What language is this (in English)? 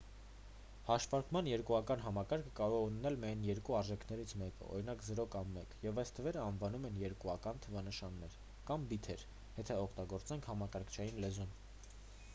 Armenian